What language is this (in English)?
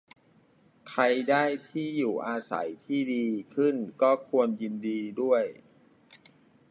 Thai